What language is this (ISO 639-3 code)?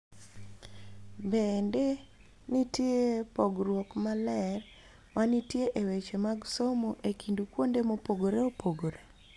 luo